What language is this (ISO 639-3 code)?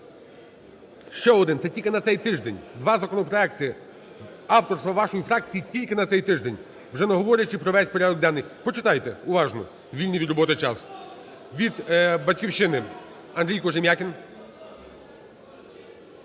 ukr